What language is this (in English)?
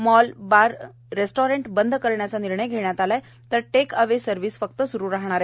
Marathi